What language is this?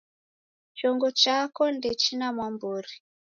Taita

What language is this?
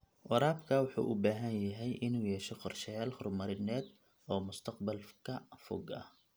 Somali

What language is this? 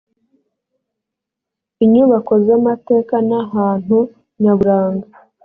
Kinyarwanda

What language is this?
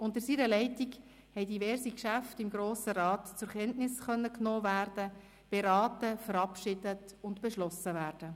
Swiss German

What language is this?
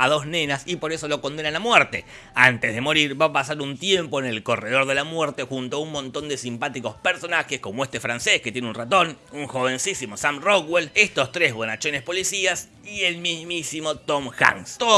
Spanish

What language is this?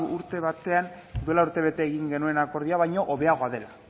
Basque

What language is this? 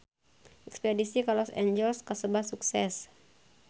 Sundanese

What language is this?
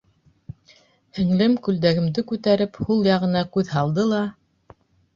Bashkir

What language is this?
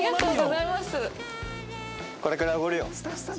Japanese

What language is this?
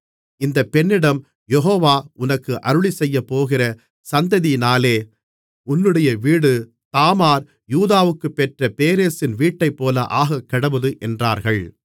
Tamil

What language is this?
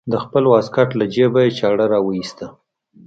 Pashto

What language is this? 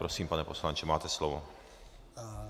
Czech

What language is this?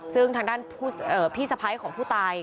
Thai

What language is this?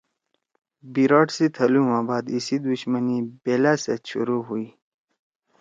Torwali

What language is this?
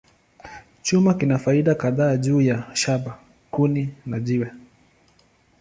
Swahili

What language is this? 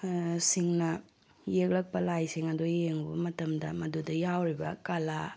Manipuri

